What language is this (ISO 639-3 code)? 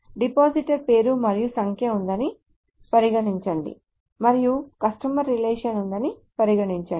tel